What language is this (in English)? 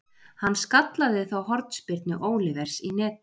Icelandic